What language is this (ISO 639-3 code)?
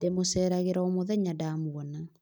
kik